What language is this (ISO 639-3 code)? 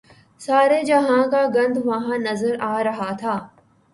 urd